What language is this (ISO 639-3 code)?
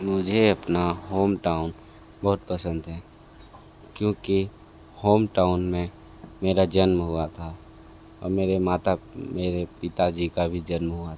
hin